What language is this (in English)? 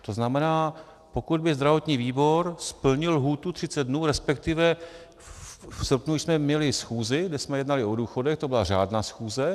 Czech